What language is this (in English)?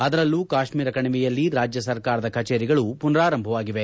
Kannada